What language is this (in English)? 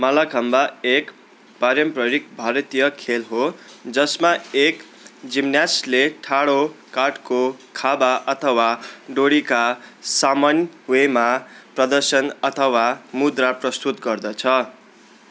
Nepali